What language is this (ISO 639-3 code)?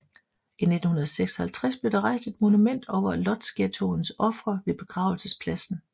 dan